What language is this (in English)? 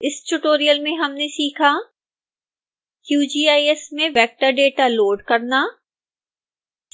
Hindi